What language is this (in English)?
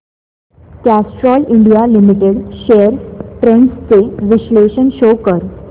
Marathi